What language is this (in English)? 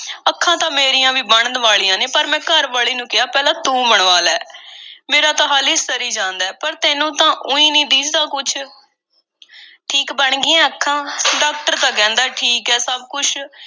Punjabi